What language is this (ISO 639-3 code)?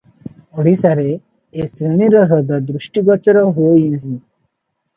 ori